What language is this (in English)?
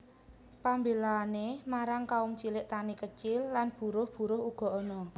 Javanese